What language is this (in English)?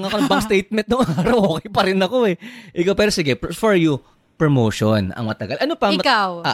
Filipino